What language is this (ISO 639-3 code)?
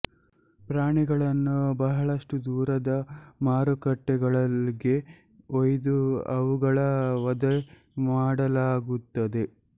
kan